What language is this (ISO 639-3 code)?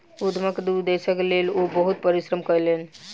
mai